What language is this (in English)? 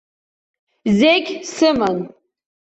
Abkhazian